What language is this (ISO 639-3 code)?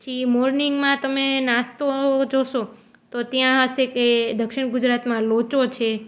guj